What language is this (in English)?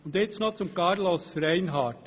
Swiss German